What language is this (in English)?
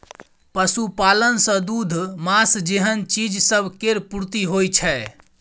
Maithili